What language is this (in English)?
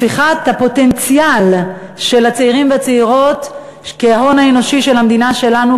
Hebrew